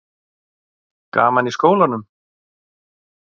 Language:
Icelandic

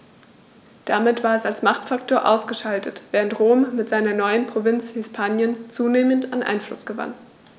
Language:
German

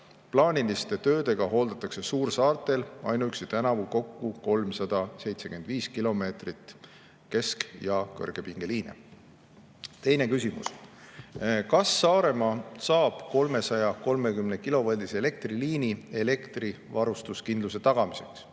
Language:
Estonian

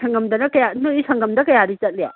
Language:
Manipuri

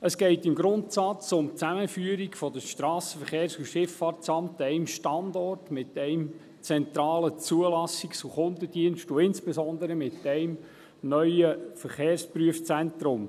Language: Swiss German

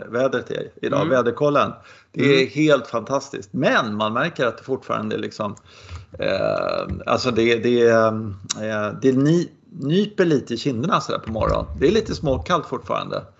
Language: Swedish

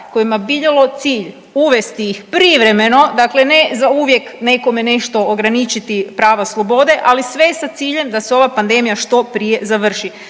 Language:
Croatian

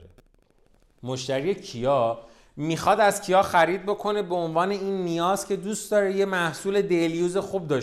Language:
Persian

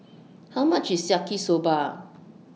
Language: English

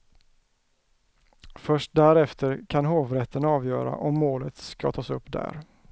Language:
Swedish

